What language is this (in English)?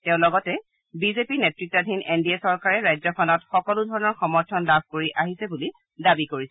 Assamese